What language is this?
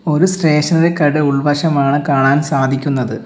Malayalam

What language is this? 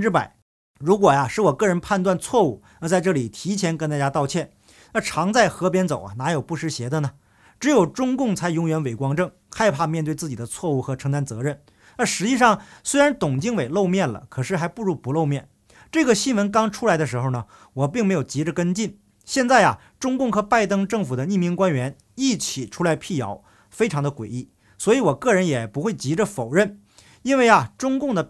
Chinese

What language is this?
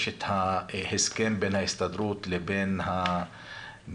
Hebrew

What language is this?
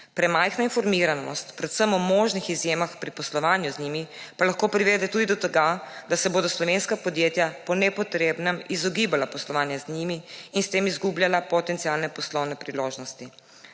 Slovenian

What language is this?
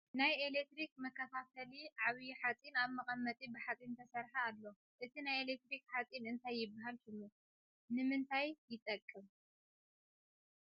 Tigrinya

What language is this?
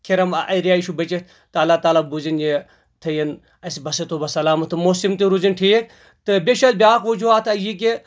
Kashmiri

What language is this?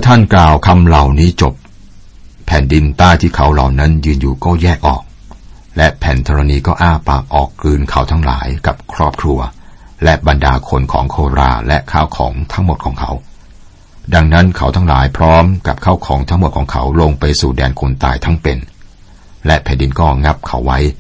Thai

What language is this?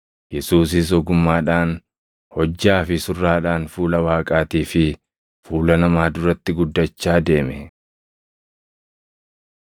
Oromo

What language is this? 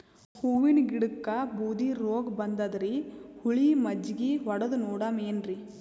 Kannada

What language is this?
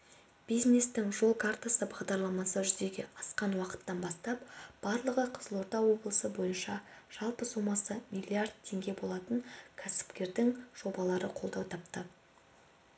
Kazakh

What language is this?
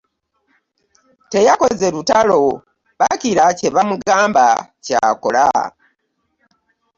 Ganda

